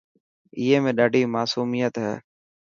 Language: Dhatki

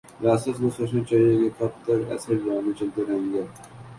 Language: Urdu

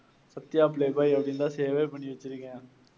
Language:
Tamil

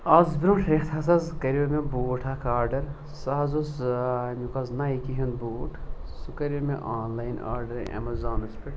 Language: Kashmiri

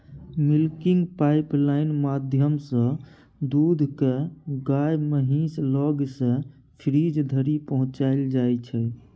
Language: Maithili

